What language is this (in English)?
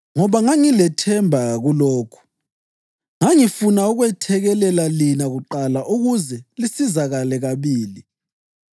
North Ndebele